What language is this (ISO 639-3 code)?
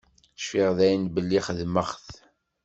kab